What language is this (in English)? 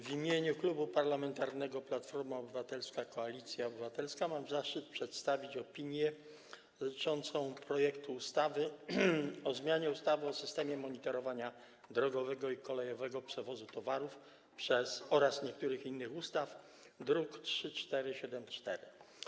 Polish